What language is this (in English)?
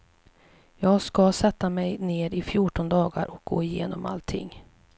Swedish